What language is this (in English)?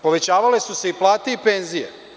Serbian